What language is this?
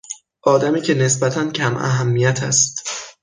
Persian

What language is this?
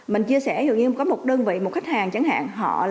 Vietnamese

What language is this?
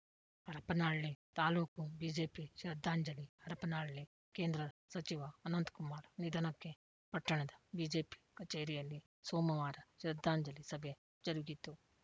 Kannada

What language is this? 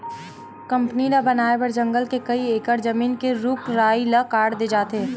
Chhattisgarhi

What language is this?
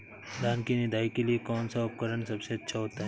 Hindi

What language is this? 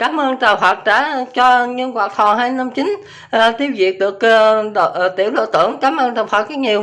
Vietnamese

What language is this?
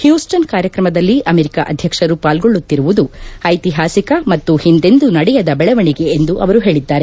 Kannada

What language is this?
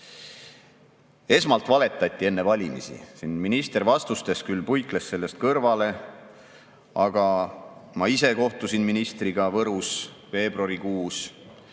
Estonian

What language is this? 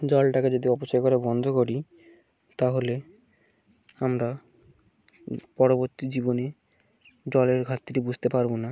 Bangla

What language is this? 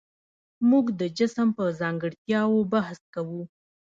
Pashto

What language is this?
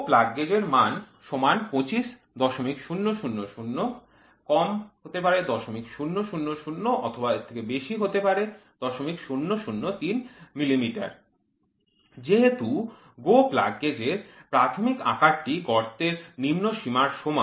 Bangla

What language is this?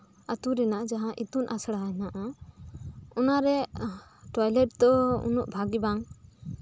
Santali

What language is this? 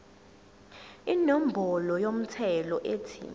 Zulu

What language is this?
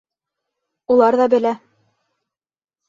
Bashkir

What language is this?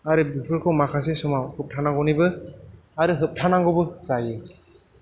Bodo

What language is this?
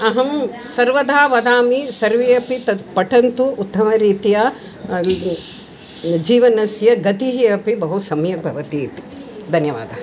Sanskrit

